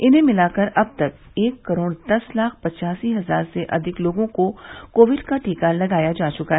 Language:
Hindi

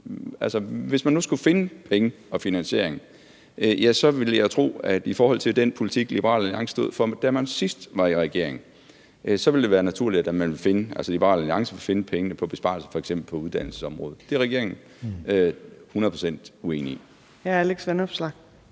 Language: Danish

